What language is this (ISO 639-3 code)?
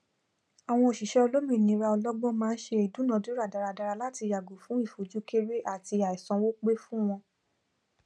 yor